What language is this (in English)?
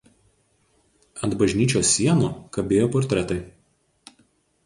Lithuanian